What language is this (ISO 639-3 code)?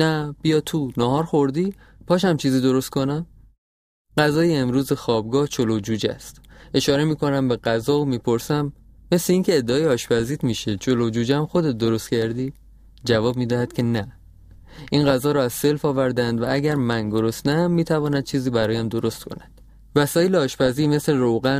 fas